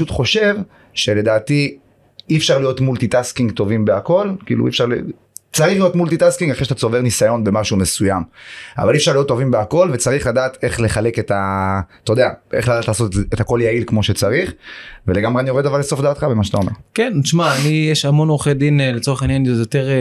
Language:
Hebrew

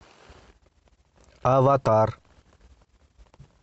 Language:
Russian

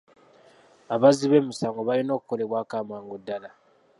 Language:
Ganda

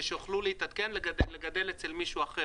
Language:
Hebrew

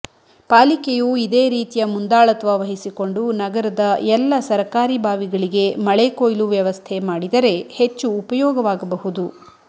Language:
Kannada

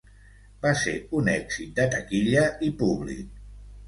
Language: Catalan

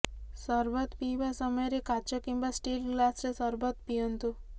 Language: Odia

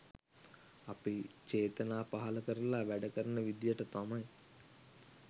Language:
Sinhala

